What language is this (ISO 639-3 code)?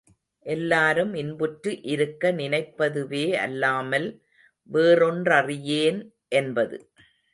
tam